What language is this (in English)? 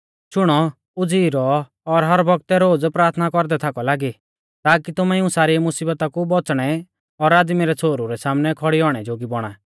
Mahasu Pahari